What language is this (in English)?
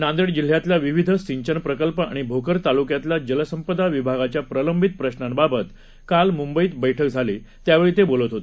Marathi